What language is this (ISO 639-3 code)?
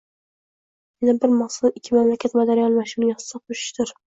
uzb